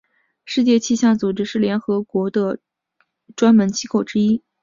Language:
Chinese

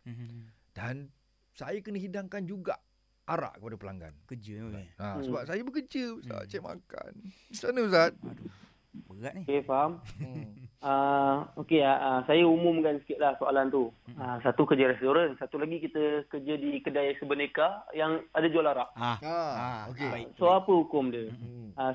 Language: Malay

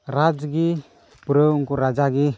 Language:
Santali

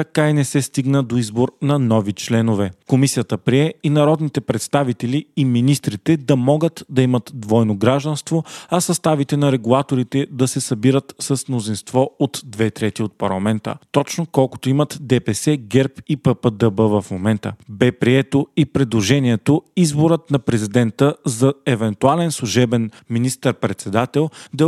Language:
Bulgarian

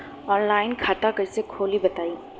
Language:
Bhojpuri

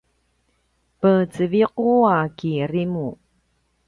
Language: Paiwan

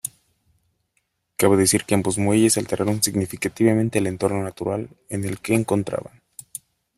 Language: Spanish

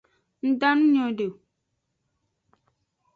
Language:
Aja (Benin)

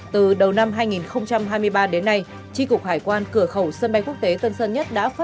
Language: Vietnamese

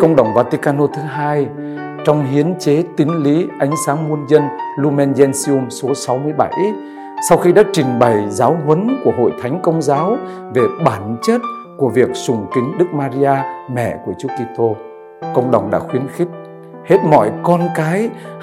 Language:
Vietnamese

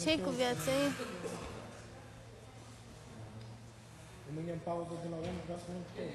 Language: Romanian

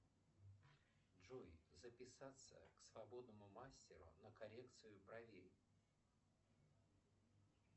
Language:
Russian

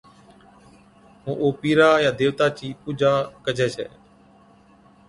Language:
Od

